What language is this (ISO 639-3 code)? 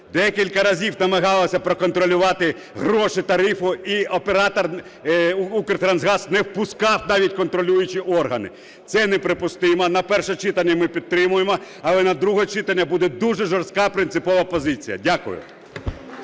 ukr